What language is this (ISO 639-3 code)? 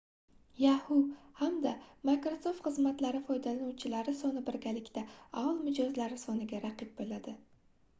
uzb